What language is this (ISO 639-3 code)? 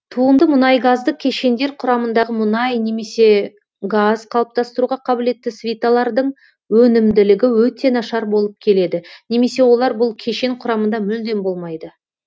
kaz